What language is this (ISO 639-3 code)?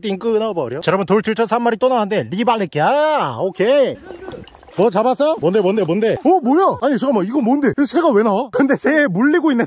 kor